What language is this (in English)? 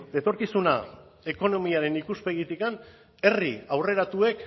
Basque